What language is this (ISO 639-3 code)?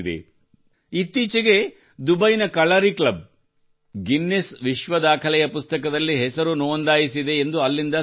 kan